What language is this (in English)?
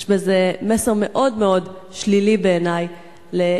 Hebrew